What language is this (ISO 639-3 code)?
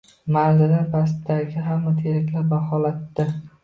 uzb